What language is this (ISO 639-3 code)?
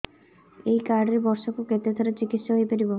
ori